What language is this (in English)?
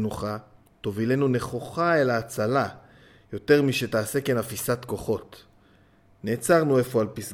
Hebrew